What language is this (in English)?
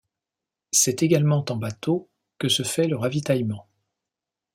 French